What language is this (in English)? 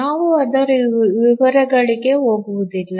Kannada